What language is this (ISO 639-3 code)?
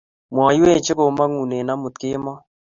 kln